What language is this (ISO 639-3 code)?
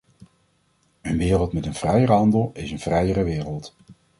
nld